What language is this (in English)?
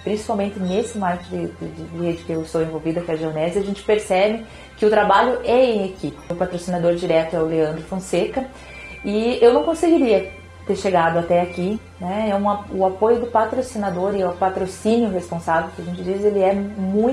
Portuguese